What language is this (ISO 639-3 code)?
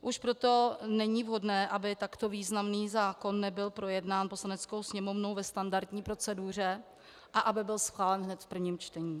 ces